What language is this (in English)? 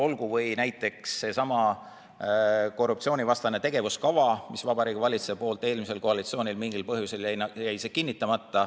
Estonian